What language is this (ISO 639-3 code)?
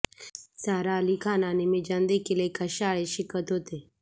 mar